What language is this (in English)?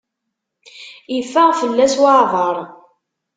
Kabyle